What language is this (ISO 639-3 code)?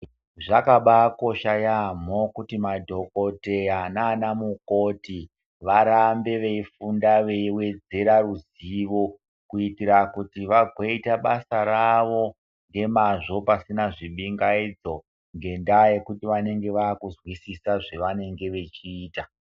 ndc